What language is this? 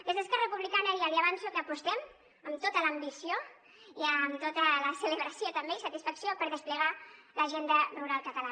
Catalan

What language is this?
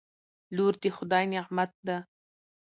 Pashto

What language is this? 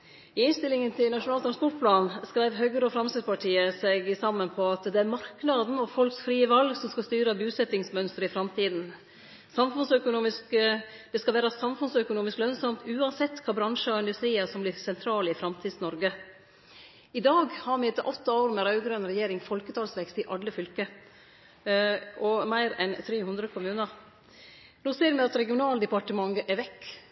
Norwegian Nynorsk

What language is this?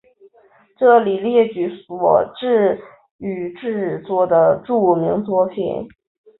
Chinese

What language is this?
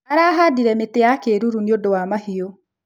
Kikuyu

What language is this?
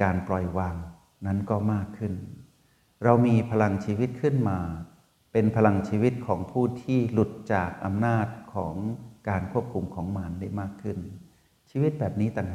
Thai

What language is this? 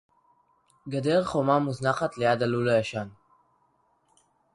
Hebrew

